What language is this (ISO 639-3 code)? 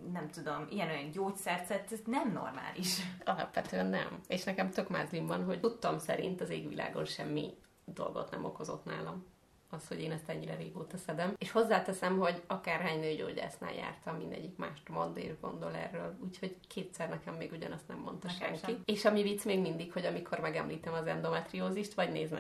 hun